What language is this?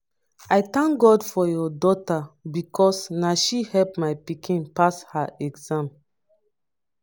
Nigerian Pidgin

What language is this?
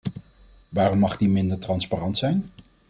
Dutch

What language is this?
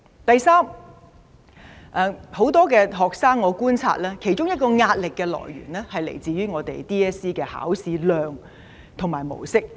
Cantonese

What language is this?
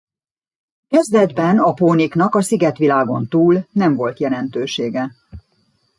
Hungarian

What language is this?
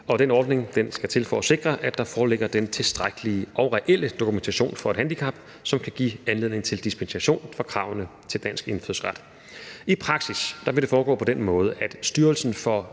Danish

